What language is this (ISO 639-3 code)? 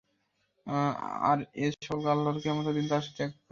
ben